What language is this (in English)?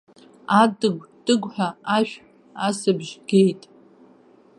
Abkhazian